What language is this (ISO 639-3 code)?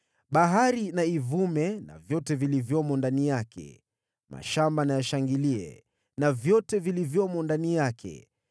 swa